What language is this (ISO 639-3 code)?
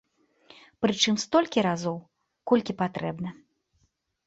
bel